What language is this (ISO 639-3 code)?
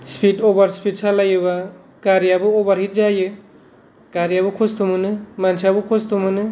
brx